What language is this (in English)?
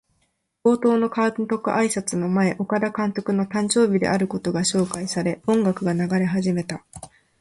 Japanese